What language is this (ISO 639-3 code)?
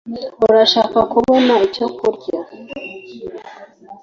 kin